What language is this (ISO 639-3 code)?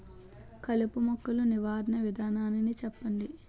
tel